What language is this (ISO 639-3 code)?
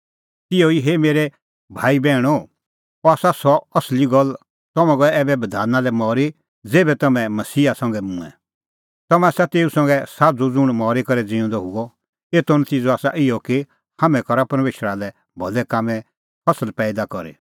kfx